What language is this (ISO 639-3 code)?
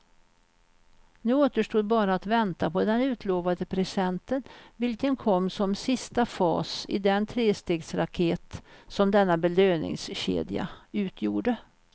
swe